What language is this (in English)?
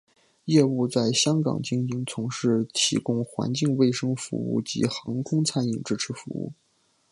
Chinese